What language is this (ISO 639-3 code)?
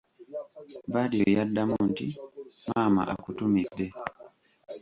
lug